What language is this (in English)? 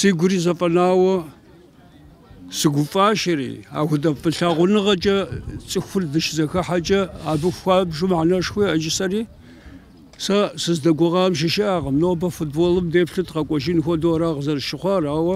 Arabic